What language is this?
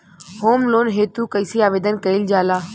Bhojpuri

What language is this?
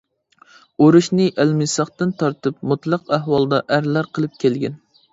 Uyghur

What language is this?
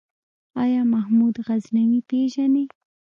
Pashto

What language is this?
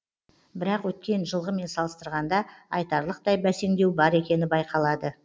Kazakh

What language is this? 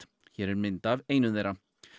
Icelandic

